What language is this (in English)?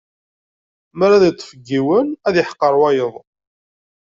Kabyle